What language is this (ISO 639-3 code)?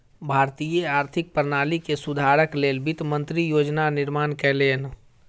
mai